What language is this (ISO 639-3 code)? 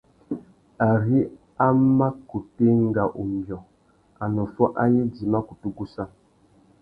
bag